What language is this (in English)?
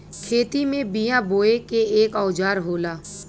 Bhojpuri